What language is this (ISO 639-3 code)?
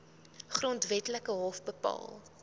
afr